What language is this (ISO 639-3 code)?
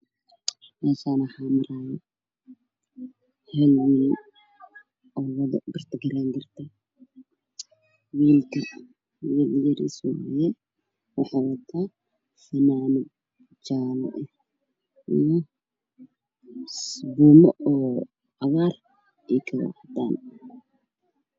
som